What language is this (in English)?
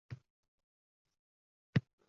Uzbek